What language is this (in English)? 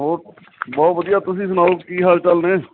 Punjabi